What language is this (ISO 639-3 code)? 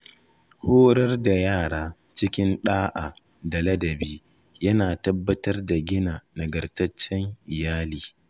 hau